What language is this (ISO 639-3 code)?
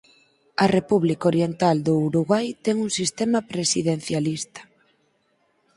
glg